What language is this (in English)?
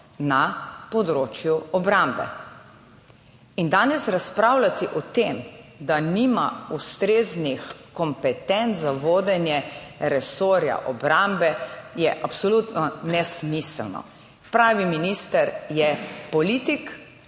Slovenian